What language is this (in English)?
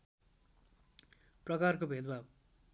Nepali